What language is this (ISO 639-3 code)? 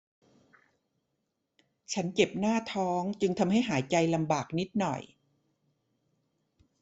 tha